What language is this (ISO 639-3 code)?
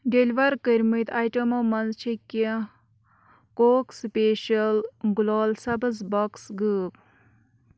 kas